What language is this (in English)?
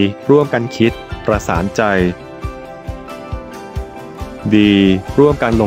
Thai